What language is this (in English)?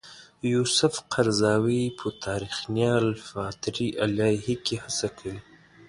Pashto